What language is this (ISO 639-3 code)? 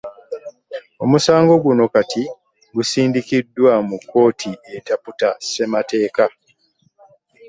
lug